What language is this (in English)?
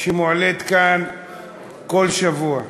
Hebrew